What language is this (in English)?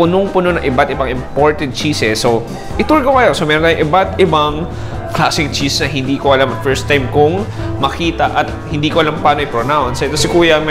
Filipino